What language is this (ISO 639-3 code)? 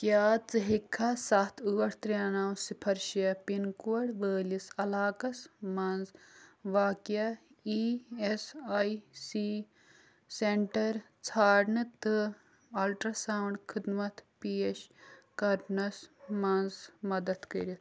kas